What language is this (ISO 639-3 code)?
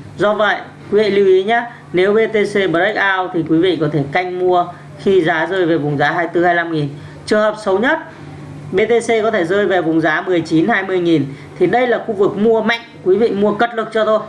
vie